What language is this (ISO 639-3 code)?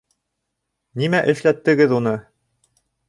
bak